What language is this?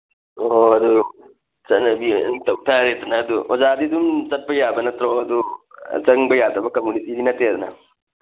Manipuri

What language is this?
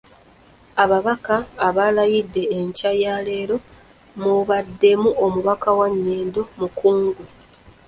Ganda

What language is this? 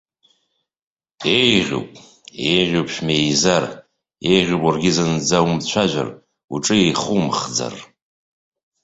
Abkhazian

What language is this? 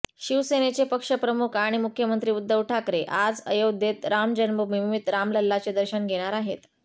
Marathi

